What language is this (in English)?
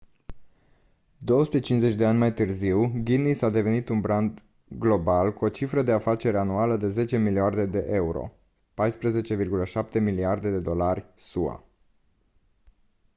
Romanian